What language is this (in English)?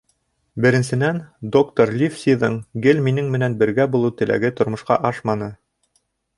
Bashkir